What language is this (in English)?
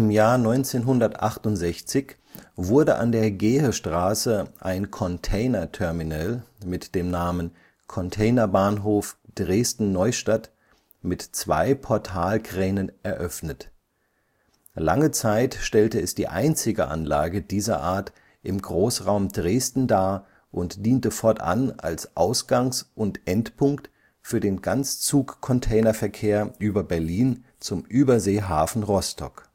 German